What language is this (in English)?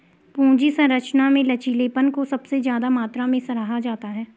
Hindi